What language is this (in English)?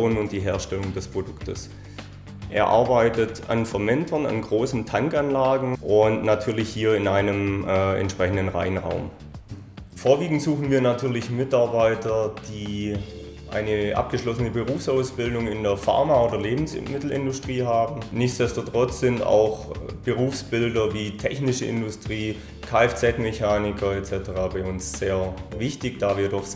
German